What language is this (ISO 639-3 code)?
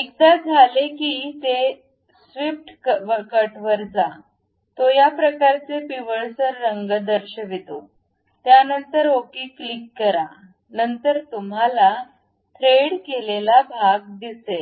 mar